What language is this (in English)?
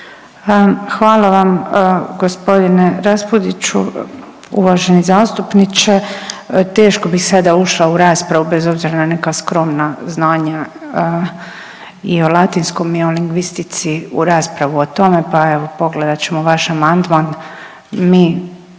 Croatian